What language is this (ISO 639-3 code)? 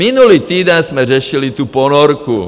ces